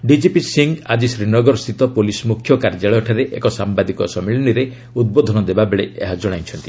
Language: Odia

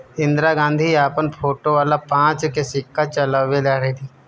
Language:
Bhojpuri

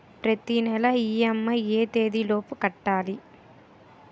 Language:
Telugu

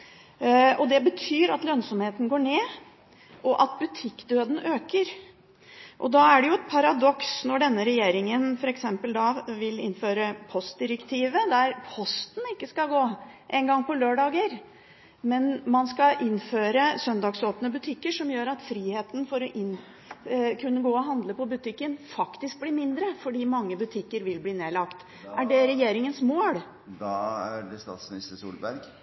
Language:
Norwegian Bokmål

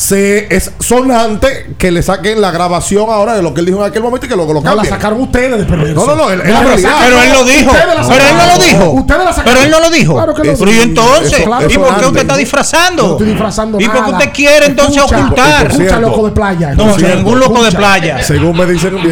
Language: Spanish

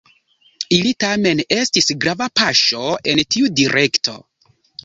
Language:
Esperanto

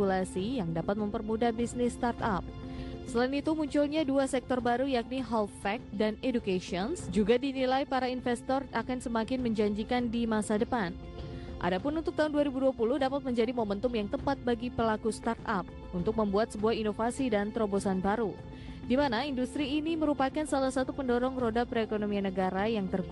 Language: Indonesian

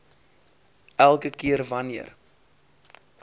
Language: Afrikaans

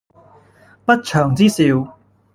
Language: Cantonese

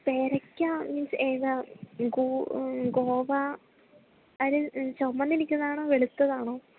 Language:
Malayalam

